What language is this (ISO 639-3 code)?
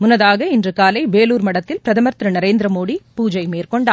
tam